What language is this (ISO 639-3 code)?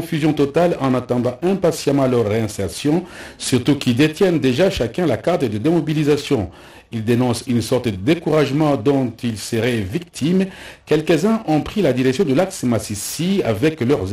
fra